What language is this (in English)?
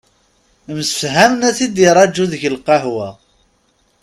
Kabyle